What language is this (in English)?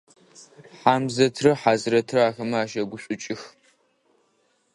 Adyghe